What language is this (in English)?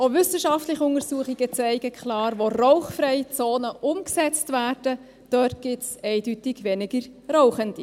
Swiss German